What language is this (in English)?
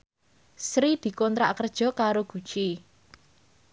Javanese